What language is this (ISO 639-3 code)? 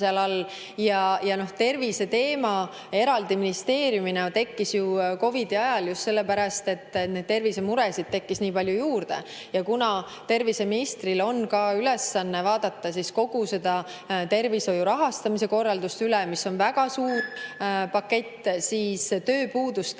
est